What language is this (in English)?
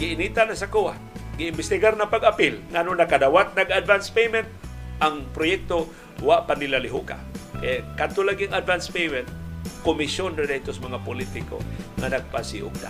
Filipino